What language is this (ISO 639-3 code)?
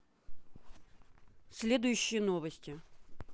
rus